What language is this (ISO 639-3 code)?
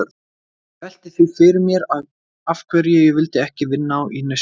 isl